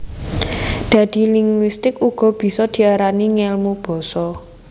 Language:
Javanese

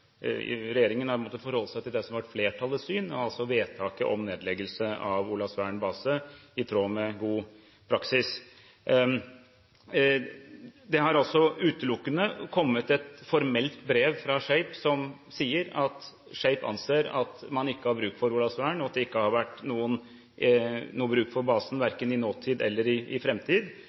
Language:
Norwegian Bokmål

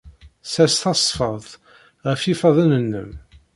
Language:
Kabyle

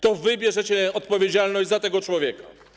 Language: Polish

